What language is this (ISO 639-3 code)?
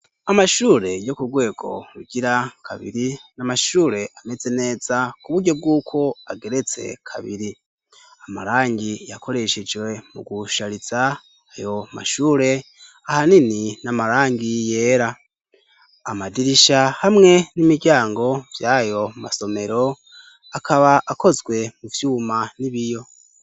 run